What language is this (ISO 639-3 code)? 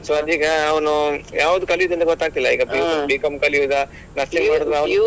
kan